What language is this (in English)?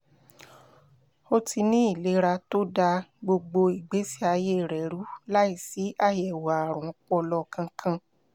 Yoruba